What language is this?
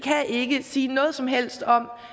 Danish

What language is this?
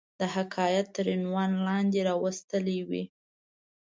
Pashto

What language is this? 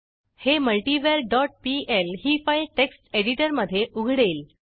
Marathi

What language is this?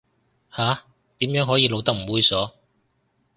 Cantonese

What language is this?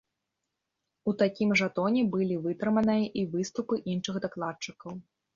Belarusian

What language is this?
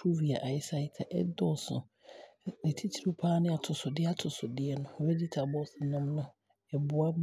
Abron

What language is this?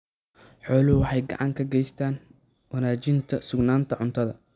Somali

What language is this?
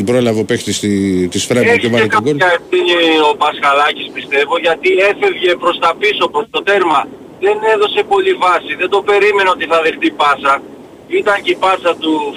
Greek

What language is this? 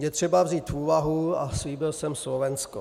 Czech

